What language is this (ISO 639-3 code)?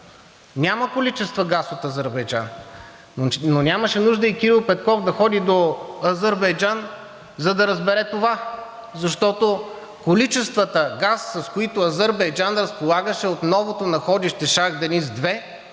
bul